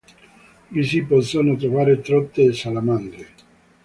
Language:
Italian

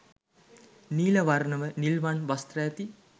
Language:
Sinhala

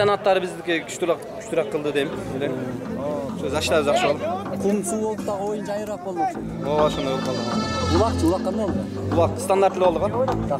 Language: Turkish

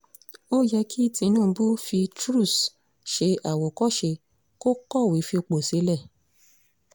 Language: Yoruba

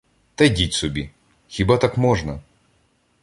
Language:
Ukrainian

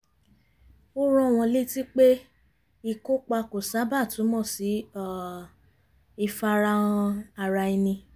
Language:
Yoruba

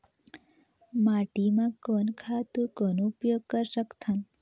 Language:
Chhattisgarhi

